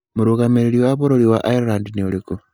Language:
Kikuyu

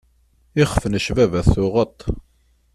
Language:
Kabyle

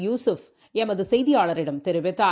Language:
Tamil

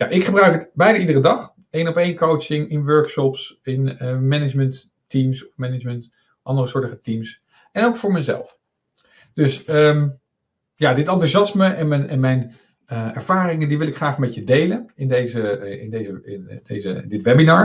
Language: Dutch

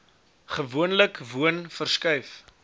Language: Afrikaans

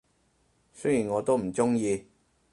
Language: Cantonese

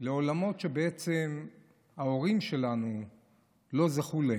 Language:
Hebrew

